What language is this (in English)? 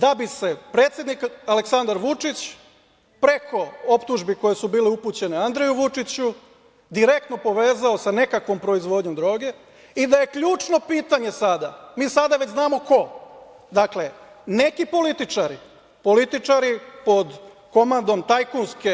Serbian